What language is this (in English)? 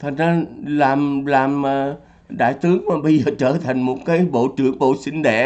Vietnamese